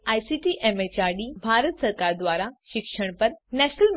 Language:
Gujarati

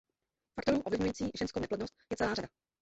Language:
Czech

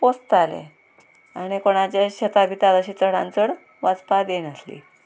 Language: Konkani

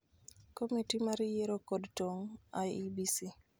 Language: Luo (Kenya and Tanzania)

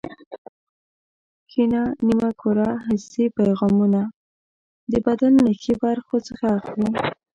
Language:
Pashto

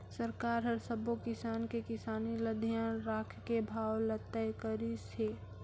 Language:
Chhattisgarhi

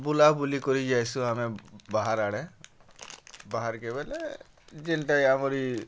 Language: Odia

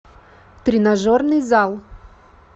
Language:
Russian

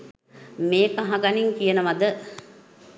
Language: Sinhala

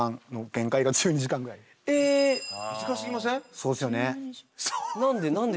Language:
Japanese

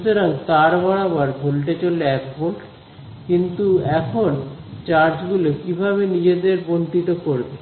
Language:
Bangla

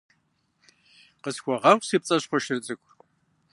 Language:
Kabardian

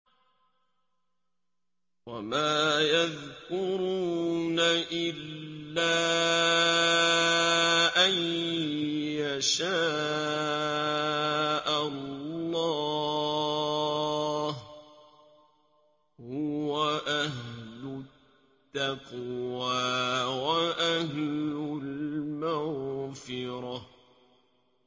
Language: Arabic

